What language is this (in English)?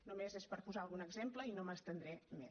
Catalan